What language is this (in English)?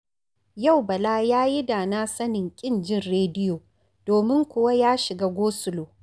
Hausa